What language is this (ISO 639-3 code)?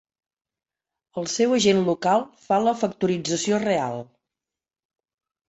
cat